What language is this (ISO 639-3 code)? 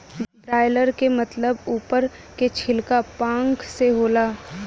bho